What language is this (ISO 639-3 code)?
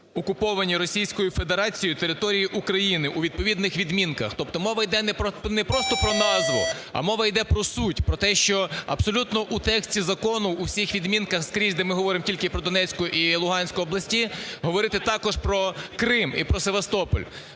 ukr